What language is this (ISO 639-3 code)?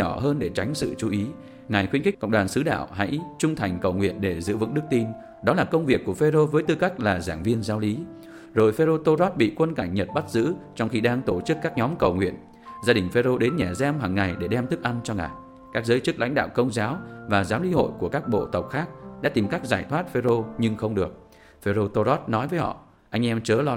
vie